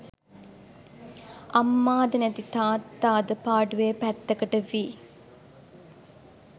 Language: Sinhala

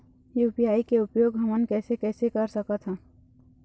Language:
Chhattisgarhi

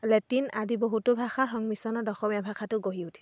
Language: Assamese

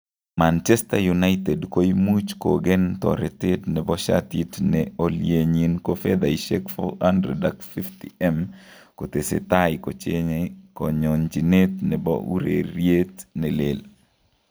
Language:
Kalenjin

